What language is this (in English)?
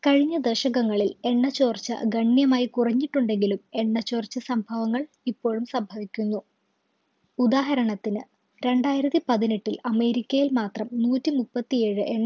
Malayalam